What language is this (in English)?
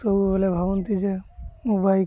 Odia